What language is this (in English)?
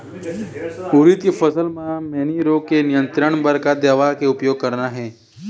Chhattisgarhi